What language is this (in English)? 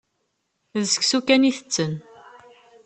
Kabyle